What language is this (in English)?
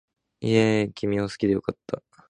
Japanese